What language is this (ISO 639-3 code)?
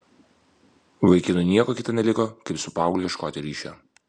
lit